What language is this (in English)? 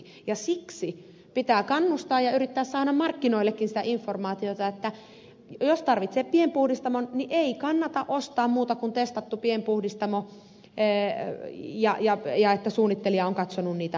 Finnish